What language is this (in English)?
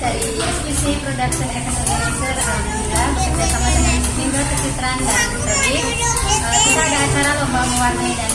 Indonesian